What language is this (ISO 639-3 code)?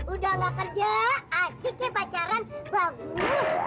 ind